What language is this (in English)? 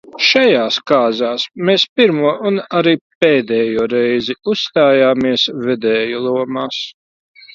Latvian